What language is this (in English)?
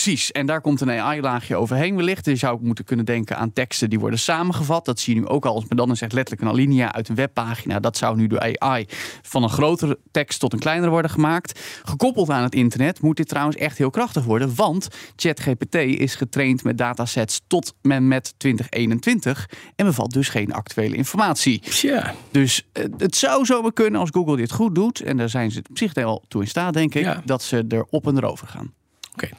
Dutch